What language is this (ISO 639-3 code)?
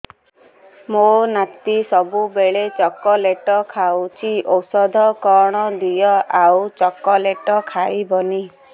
ori